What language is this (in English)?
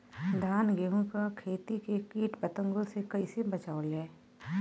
Bhojpuri